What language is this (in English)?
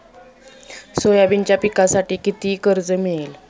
Marathi